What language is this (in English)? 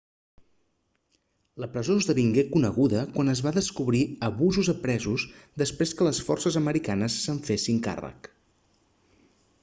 Catalan